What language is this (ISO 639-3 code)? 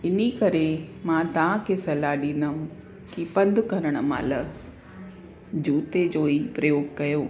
snd